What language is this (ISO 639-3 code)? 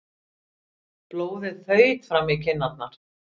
isl